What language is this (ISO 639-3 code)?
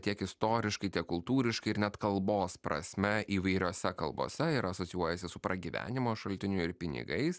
lit